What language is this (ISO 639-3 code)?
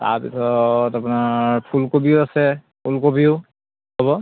asm